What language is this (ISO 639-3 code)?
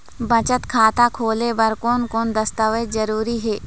hne